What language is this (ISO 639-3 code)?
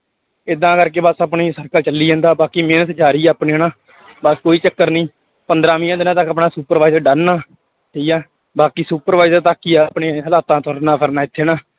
pan